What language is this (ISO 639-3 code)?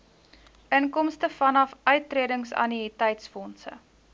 afr